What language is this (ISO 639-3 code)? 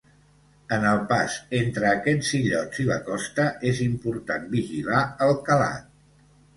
cat